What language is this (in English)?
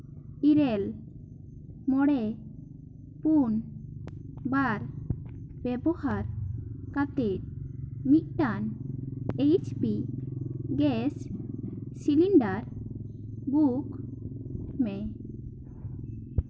Santali